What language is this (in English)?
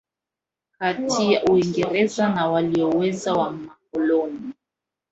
Swahili